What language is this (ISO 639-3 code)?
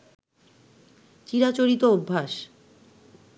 ben